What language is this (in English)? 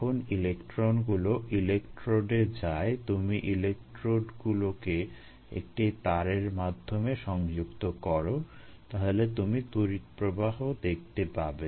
Bangla